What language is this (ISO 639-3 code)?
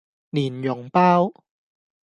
yue